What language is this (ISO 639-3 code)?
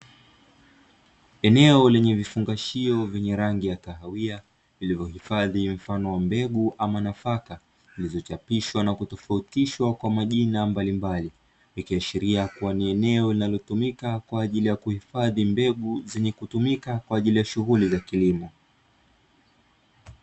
swa